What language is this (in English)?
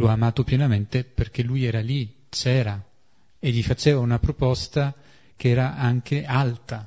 Italian